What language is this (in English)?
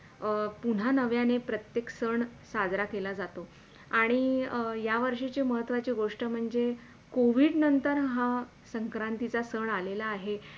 Marathi